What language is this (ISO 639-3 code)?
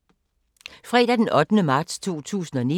dan